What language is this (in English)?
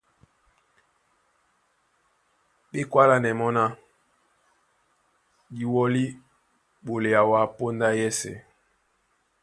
Duala